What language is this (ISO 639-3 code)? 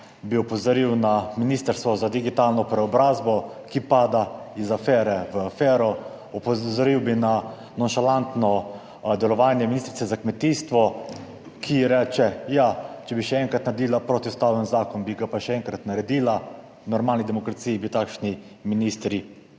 slv